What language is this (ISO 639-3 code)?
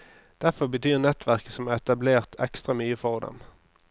nor